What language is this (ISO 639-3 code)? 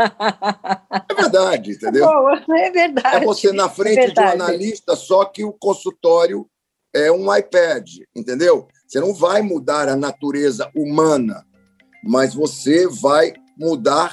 por